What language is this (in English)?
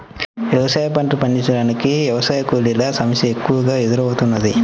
Telugu